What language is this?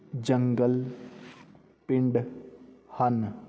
Punjabi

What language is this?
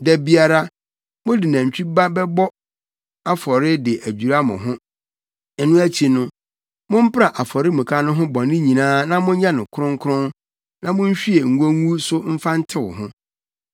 Akan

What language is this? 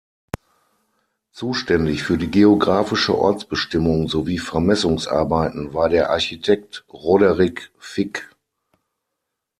German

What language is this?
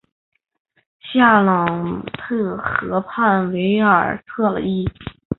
Chinese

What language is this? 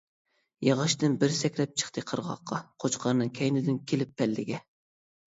Uyghur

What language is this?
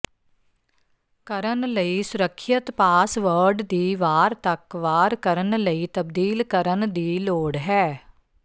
Punjabi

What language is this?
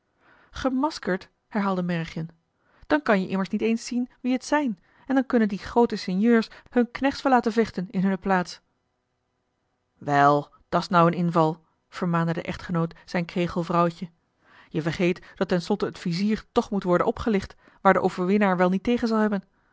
Dutch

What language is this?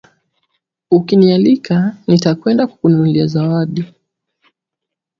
Swahili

